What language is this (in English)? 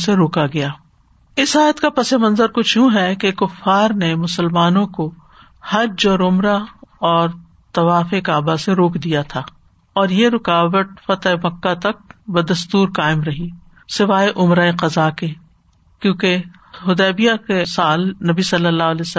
Urdu